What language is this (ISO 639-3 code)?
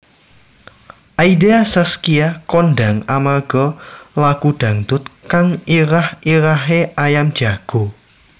jav